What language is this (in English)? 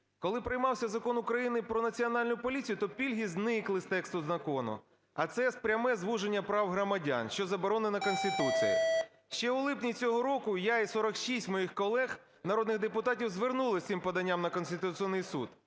Ukrainian